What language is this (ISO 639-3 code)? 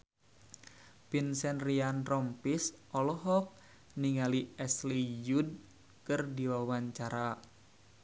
sun